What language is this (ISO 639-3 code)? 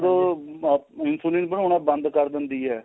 pan